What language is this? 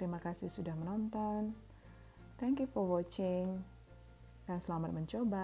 Indonesian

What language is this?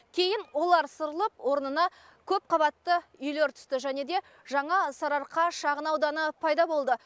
Kazakh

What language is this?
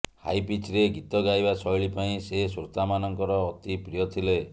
Odia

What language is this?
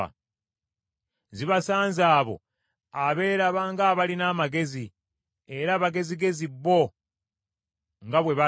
Ganda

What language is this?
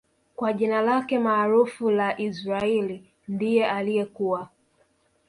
Swahili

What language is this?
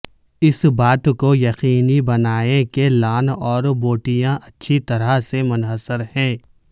Urdu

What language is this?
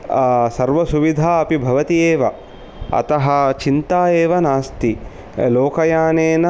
Sanskrit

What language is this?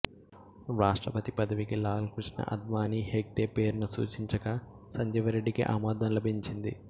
Telugu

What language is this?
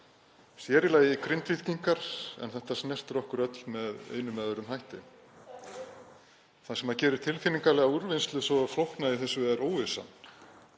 Icelandic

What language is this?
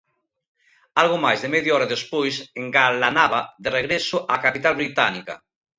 Galician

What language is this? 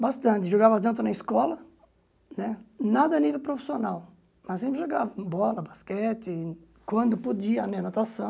Portuguese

